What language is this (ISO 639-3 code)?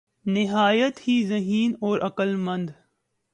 urd